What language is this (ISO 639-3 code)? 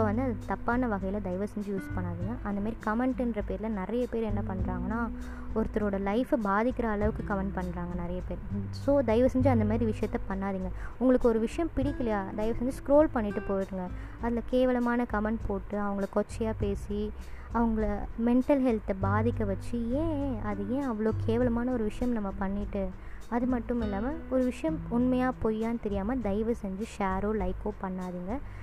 tam